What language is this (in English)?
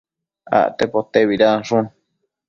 Matsés